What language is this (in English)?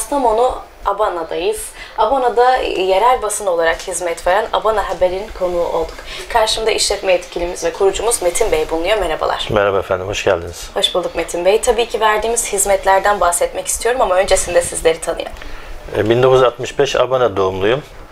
Turkish